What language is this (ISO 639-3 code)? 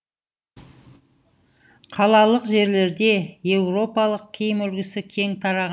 kaz